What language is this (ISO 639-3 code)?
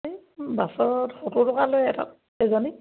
asm